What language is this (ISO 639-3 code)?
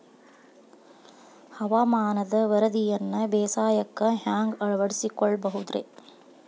kan